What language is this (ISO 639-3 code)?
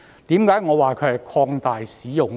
yue